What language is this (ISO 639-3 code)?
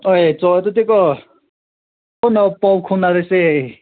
mni